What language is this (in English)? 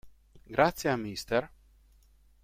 Italian